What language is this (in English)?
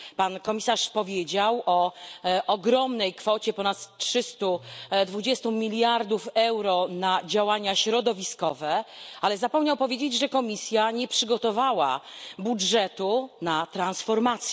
Polish